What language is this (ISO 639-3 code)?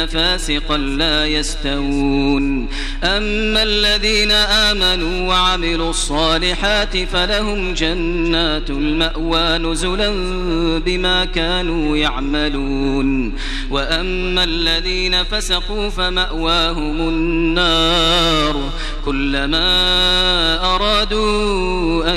ara